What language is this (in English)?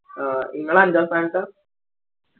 Malayalam